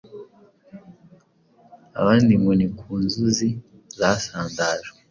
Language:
Kinyarwanda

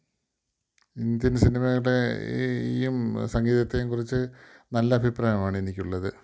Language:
Malayalam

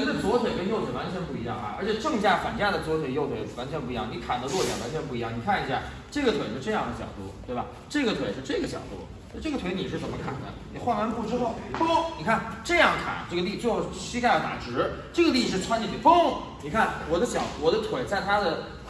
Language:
Chinese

